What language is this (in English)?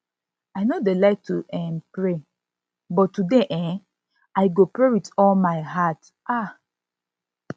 Nigerian Pidgin